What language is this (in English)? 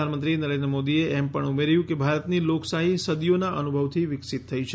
Gujarati